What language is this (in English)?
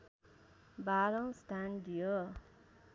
Nepali